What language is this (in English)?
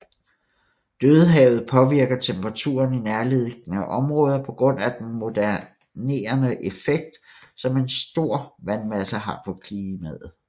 Danish